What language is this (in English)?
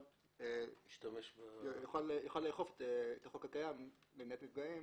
Hebrew